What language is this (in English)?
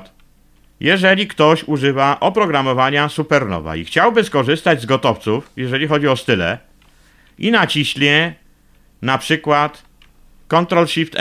Polish